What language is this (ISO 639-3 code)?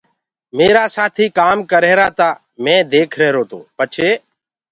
ggg